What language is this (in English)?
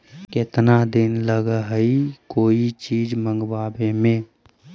Magahi